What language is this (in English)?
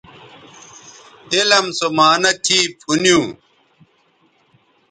Bateri